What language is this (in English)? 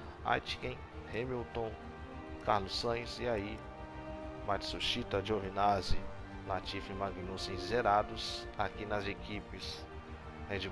Portuguese